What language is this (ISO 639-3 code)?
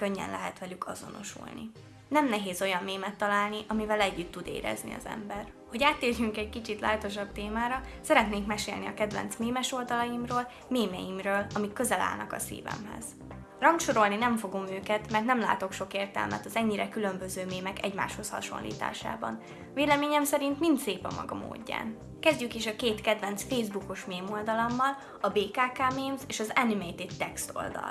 hun